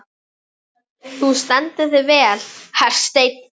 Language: Icelandic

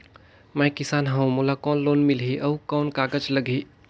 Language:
Chhattisgarhi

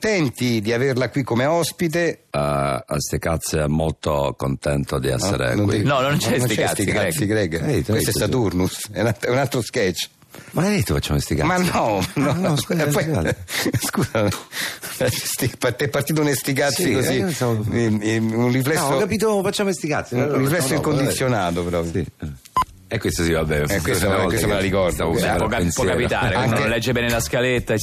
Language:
Italian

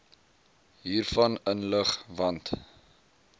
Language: Afrikaans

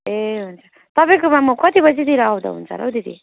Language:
Nepali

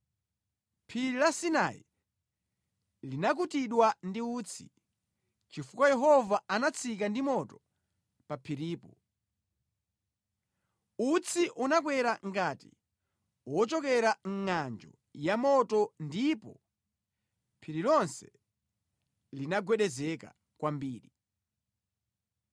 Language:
Nyanja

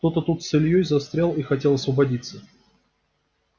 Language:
Russian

